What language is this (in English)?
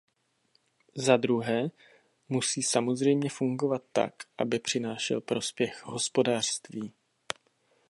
Czech